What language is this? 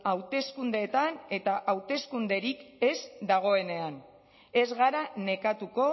Basque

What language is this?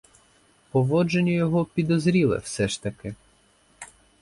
Ukrainian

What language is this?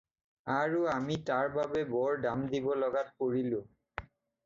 Assamese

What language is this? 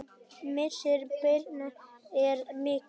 Icelandic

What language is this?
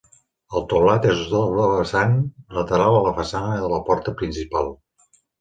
Catalan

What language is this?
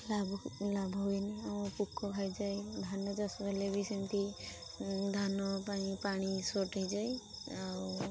Odia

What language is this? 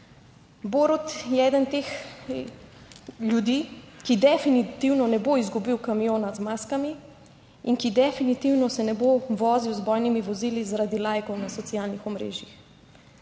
Slovenian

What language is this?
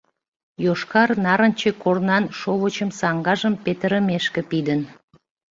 Mari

